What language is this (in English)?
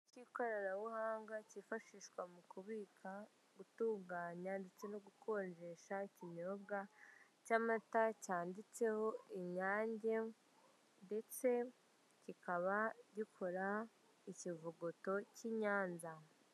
Kinyarwanda